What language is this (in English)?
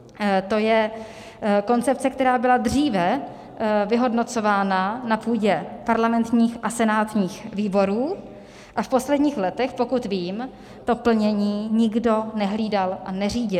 Czech